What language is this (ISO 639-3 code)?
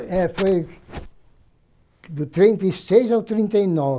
por